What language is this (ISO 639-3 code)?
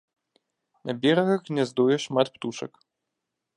bel